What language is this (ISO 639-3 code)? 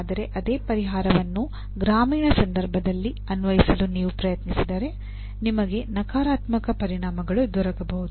kan